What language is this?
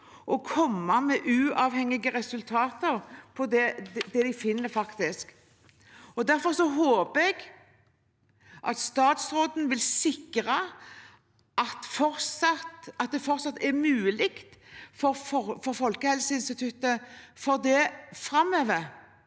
Norwegian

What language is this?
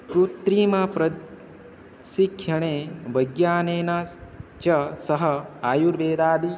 Sanskrit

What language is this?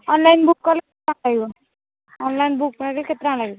Odia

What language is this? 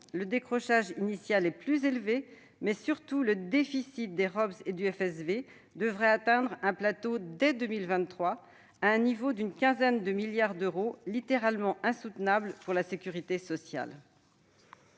French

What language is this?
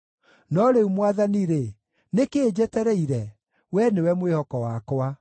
Kikuyu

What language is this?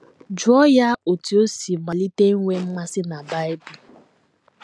Igbo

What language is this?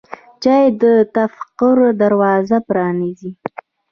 Pashto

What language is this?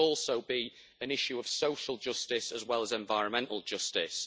English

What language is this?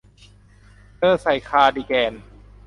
Thai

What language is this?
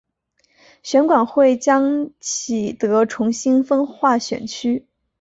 Chinese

